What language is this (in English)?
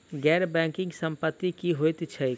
Maithili